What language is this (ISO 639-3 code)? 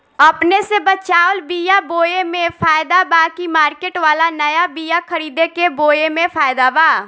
bho